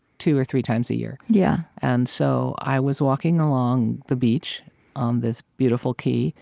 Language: English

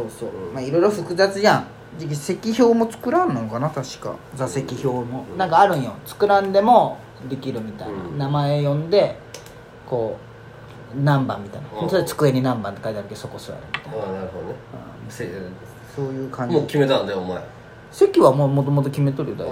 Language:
Japanese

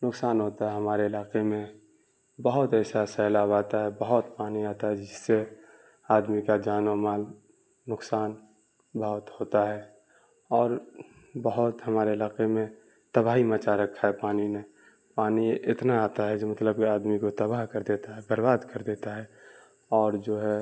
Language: Urdu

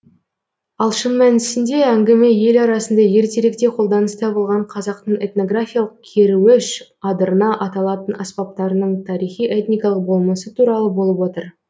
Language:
Kazakh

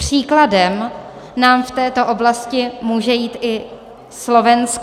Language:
Czech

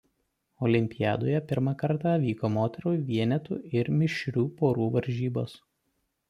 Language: Lithuanian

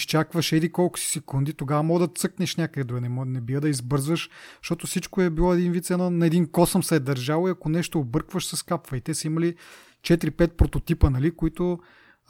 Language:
Bulgarian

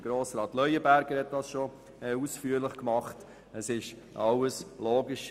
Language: Swiss German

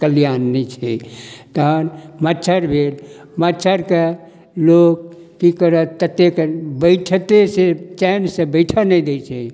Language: Maithili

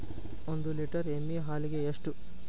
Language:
Kannada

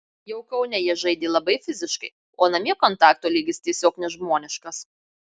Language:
Lithuanian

